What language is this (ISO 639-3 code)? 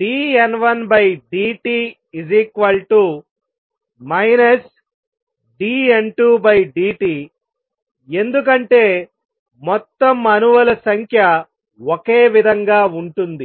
tel